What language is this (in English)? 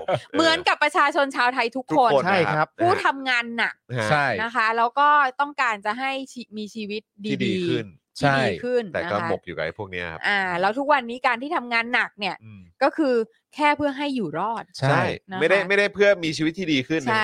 Thai